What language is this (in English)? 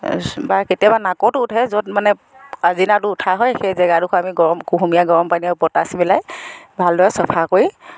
Assamese